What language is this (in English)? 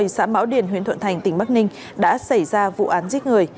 Vietnamese